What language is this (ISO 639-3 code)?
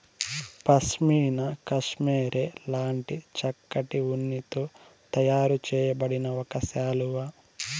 tel